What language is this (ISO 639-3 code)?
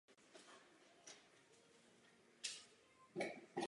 ces